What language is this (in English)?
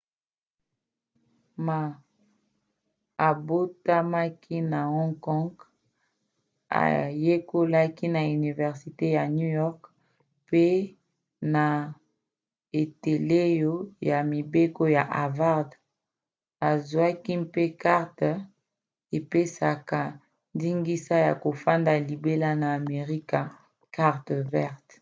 Lingala